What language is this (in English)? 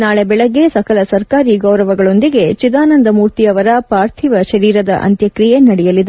Kannada